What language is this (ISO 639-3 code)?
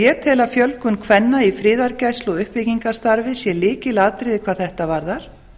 isl